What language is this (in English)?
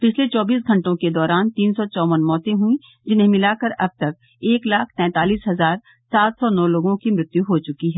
Hindi